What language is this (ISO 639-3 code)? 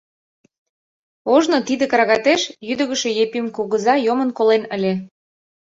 chm